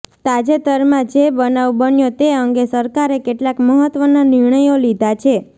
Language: Gujarati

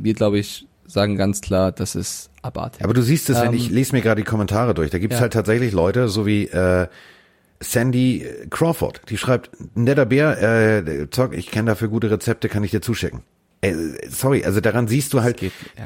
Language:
German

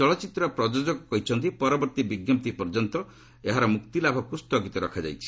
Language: Odia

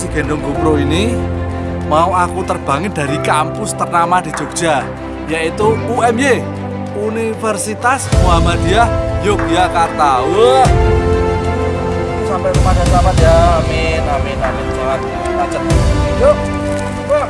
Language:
Indonesian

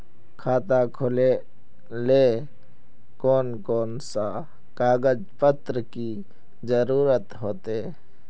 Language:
Magahi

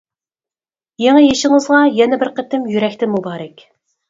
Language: Uyghur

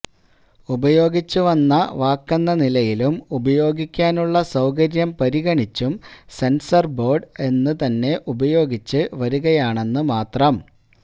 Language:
Malayalam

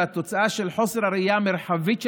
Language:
Hebrew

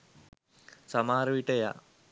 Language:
Sinhala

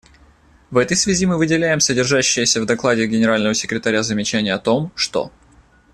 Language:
Russian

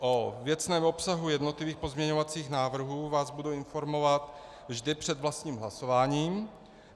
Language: Czech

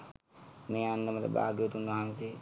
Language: Sinhala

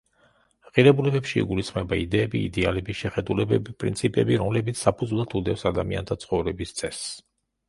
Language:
Georgian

